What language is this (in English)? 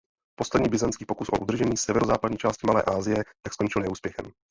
Czech